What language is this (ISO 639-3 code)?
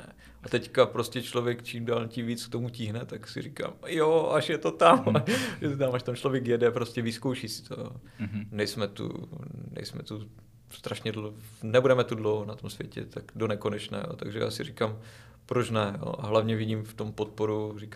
ces